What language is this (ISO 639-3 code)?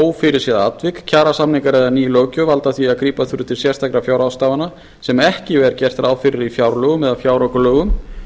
isl